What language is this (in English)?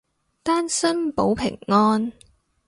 Cantonese